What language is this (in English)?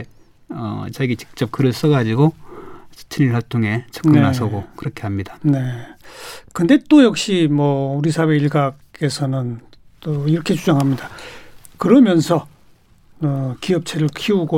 Korean